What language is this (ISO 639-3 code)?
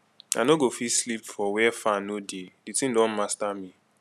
pcm